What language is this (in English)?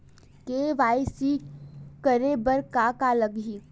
Chhattisgarhi